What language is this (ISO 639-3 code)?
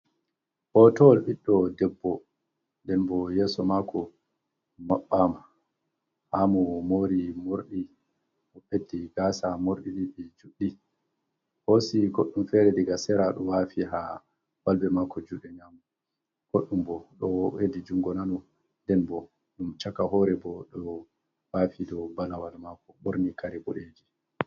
ful